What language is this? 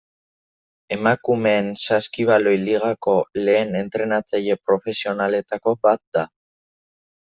Basque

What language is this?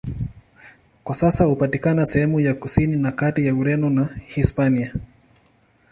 Swahili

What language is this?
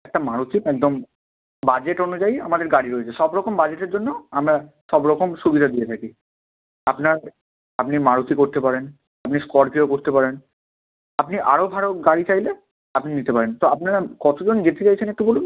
Bangla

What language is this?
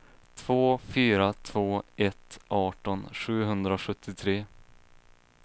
Swedish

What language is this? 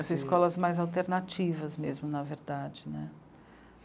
Portuguese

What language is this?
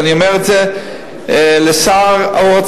Hebrew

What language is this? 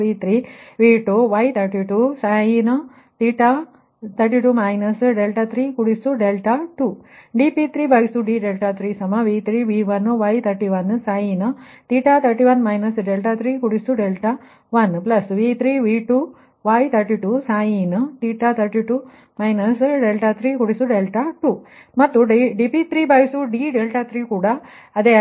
Kannada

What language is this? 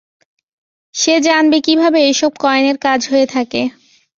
Bangla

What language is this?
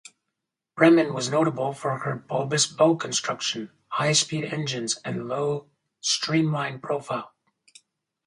English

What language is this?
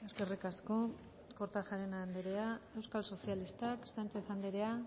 Basque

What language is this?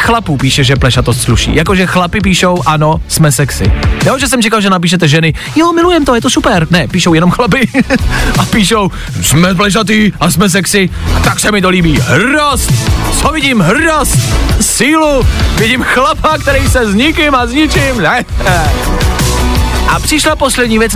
Czech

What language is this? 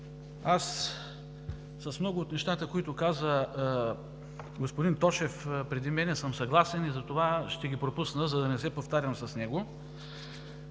Bulgarian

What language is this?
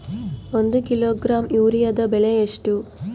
Kannada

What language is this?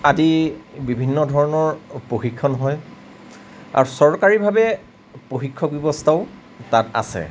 Assamese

